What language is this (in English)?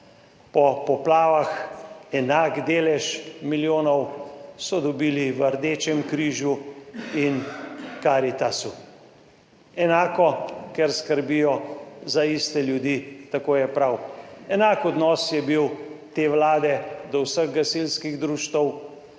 Slovenian